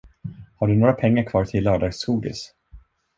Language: Swedish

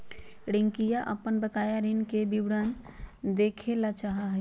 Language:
Magahi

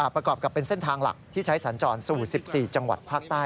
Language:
Thai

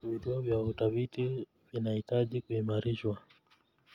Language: Kalenjin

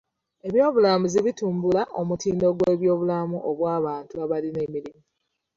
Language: Ganda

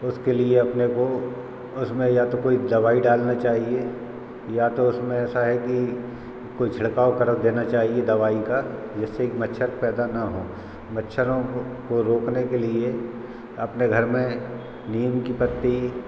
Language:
Hindi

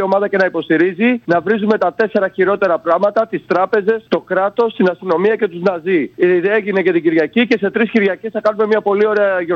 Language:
Greek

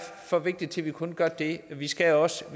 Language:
Danish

